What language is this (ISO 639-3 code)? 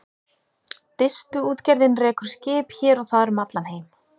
isl